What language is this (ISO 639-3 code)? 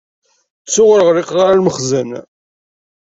kab